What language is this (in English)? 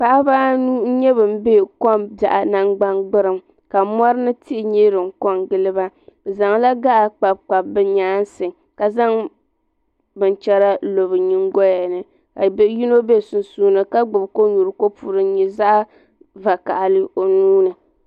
Dagbani